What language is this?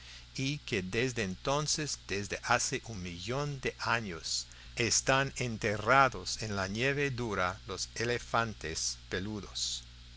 Spanish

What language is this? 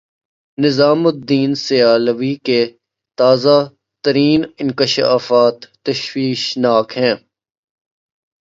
Urdu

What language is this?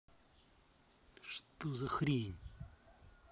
Russian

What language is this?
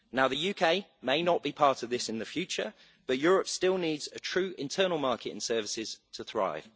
English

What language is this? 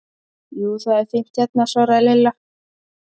Icelandic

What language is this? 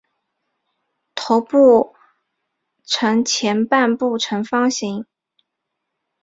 Chinese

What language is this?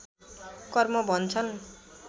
Nepali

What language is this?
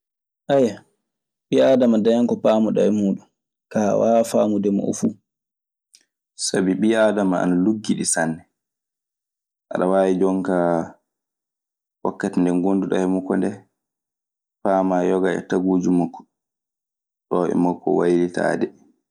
Maasina Fulfulde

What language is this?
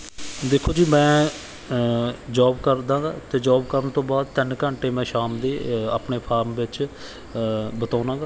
Punjabi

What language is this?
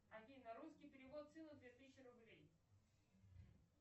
Russian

